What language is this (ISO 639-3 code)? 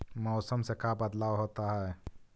mag